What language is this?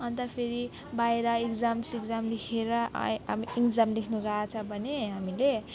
Nepali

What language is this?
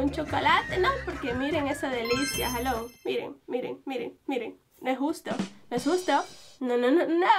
Spanish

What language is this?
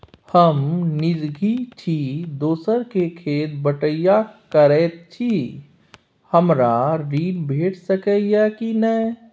Maithili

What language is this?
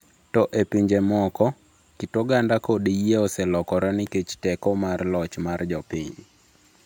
Luo (Kenya and Tanzania)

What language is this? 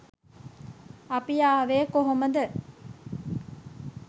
Sinhala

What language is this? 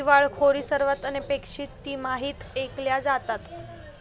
Marathi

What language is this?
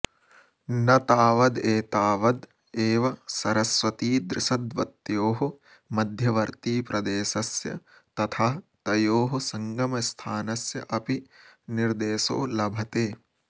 Sanskrit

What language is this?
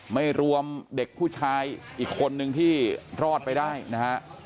Thai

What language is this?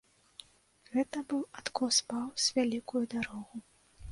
Belarusian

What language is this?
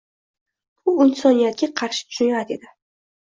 Uzbek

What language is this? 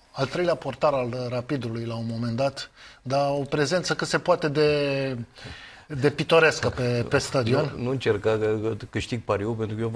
Romanian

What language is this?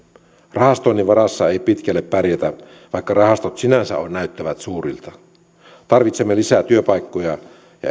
Finnish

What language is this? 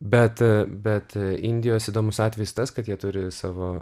Lithuanian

